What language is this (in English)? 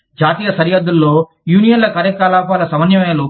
Telugu